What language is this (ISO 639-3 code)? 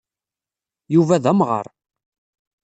kab